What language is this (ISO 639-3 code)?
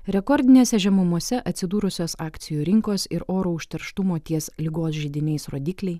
lit